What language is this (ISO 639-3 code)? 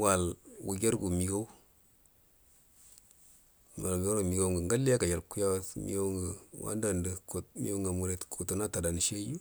bdm